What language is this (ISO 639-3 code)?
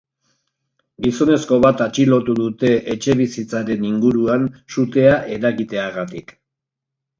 eus